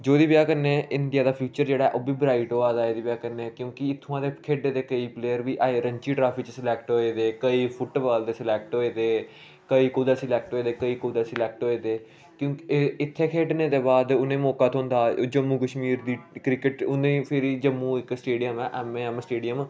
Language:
Dogri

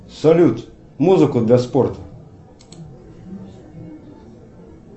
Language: Russian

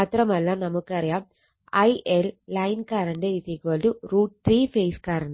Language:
Malayalam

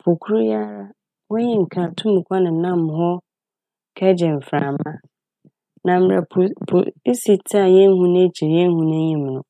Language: Akan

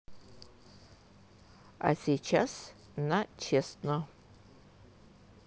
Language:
Russian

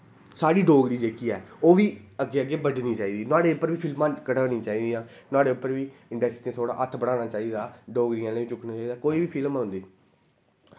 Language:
Dogri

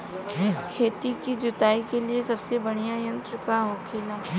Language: Bhojpuri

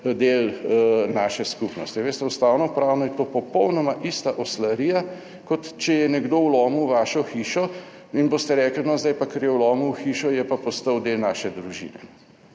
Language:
Slovenian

